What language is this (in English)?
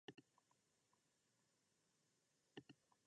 Japanese